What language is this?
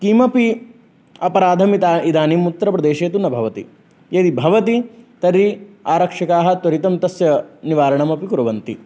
Sanskrit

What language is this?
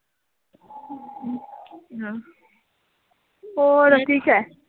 Punjabi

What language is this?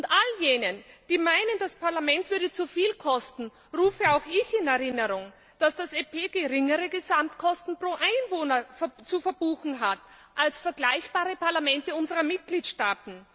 German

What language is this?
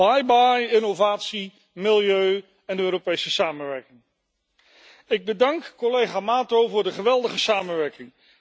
Dutch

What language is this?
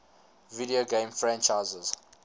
English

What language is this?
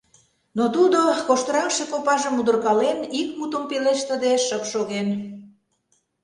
Mari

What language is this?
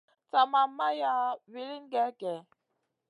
Masana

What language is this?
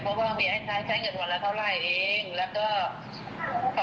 Thai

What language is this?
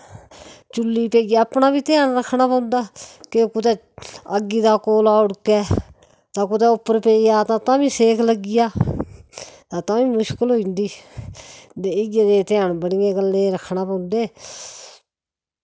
Dogri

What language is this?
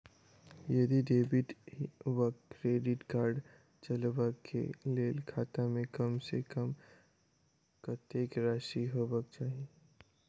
Maithili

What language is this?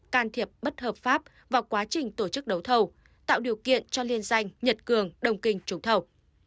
Vietnamese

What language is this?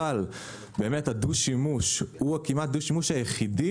Hebrew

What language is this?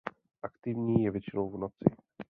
Czech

